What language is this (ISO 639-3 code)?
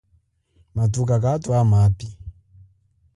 cjk